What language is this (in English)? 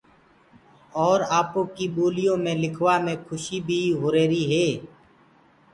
Gurgula